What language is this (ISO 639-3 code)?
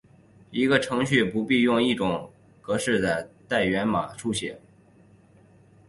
zho